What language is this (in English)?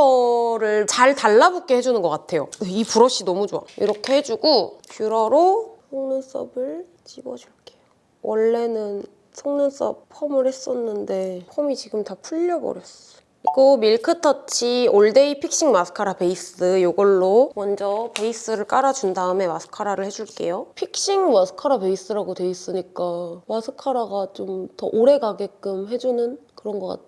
Korean